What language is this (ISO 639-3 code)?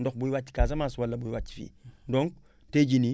wol